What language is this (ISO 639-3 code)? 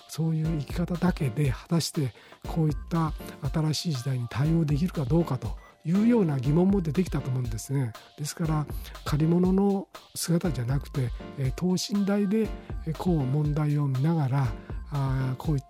jpn